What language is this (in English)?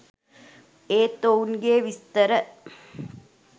Sinhala